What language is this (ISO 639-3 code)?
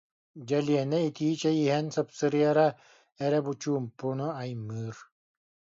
sah